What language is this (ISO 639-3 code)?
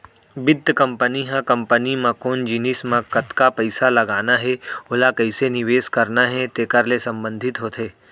hne